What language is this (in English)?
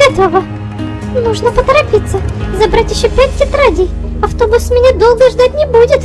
Russian